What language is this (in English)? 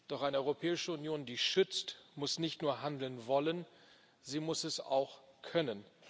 German